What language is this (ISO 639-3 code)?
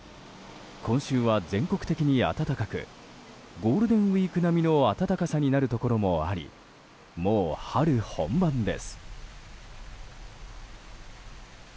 jpn